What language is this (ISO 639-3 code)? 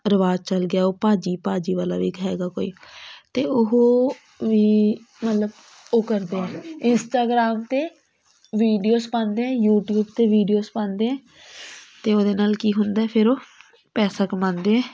pan